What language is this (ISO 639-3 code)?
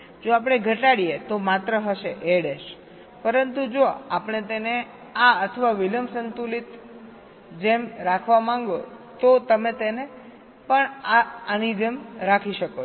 guj